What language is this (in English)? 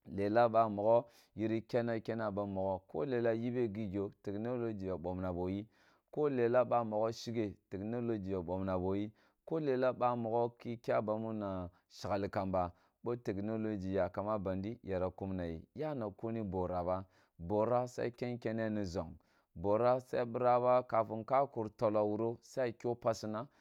Kulung (Nigeria)